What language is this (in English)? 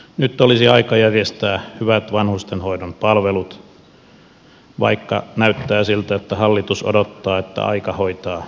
Finnish